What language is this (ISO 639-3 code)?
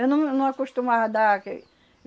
por